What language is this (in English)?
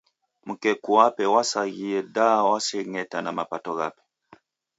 Taita